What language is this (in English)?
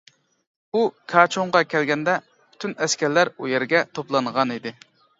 Uyghur